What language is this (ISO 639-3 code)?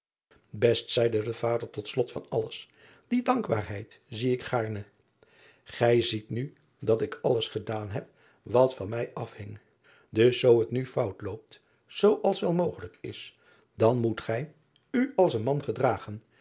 nld